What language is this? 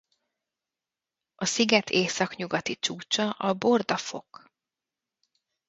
Hungarian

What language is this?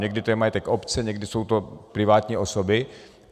Czech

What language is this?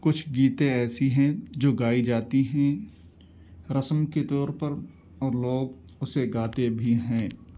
Urdu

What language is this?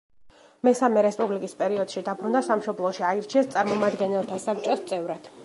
Georgian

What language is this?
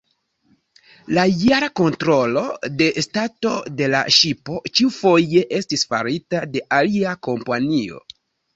Esperanto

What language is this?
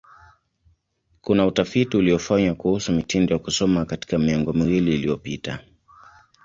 Swahili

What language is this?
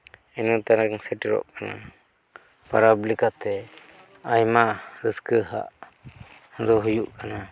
Santali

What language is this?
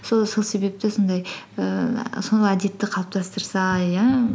Kazakh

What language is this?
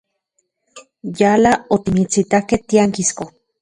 Central Puebla Nahuatl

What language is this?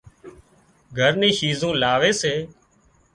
Wadiyara Koli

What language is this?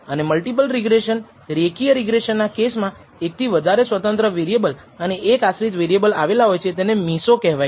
Gujarati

